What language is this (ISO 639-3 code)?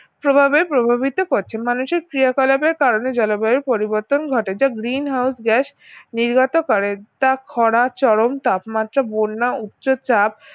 ben